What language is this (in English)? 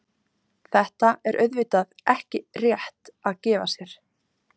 Icelandic